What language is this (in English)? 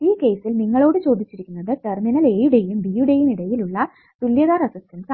Malayalam